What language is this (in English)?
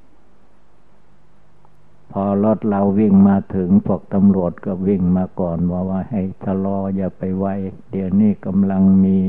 Thai